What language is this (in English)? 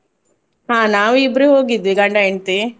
Kannada